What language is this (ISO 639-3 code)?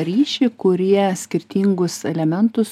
lit